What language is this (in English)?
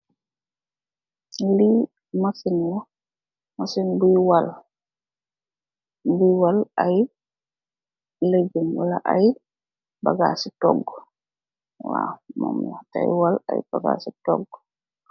Wolof